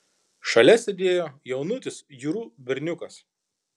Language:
Lithuanian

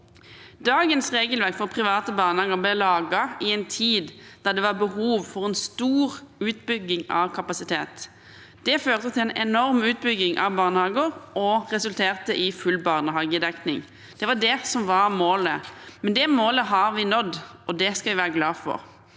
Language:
Norwegian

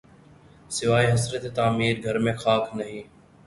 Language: Urdu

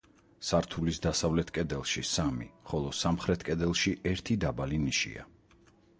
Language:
Georgian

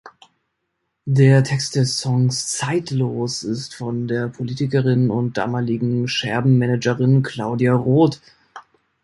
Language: German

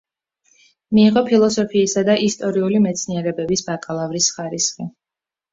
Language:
Georgian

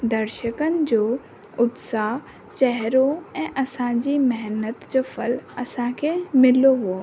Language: Sindhi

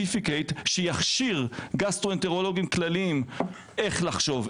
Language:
Hebrew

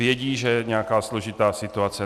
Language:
Czech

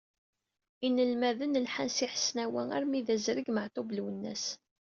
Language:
Kabyle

